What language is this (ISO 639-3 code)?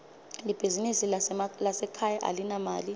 ssw